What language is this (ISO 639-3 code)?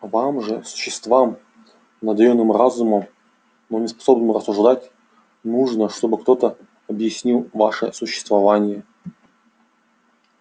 rus